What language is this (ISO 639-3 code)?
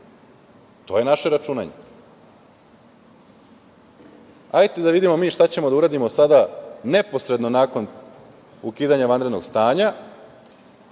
srp